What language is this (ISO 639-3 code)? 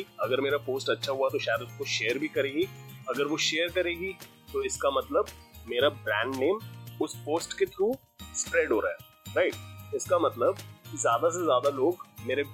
hin